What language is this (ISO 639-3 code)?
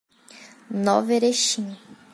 por